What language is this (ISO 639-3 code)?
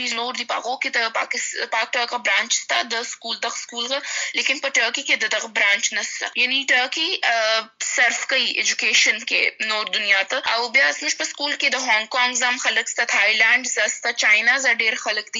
urd